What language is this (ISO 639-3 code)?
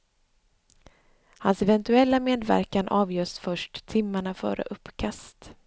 swe